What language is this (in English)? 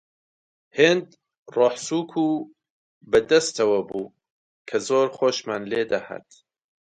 Central Kurdish